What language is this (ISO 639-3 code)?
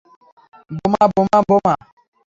ben